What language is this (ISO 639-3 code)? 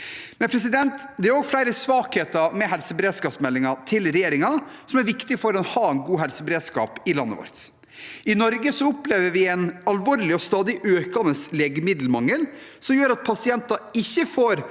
nor